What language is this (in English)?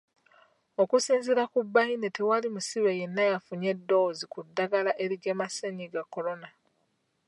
Ganda